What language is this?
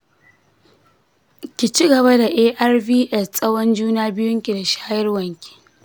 Hausa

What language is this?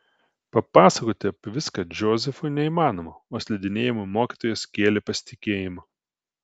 Lithuanian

